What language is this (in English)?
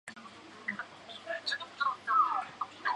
Chinese